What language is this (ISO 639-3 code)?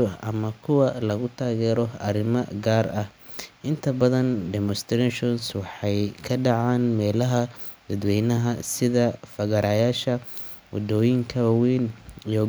som